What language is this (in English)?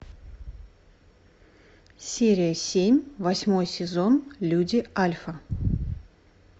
Russian